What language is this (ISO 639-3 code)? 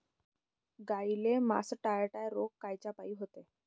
mar